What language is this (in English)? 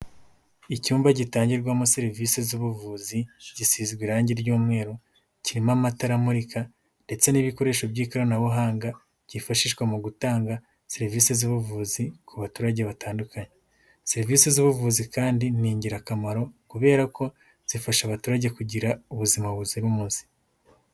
Kinyarwanda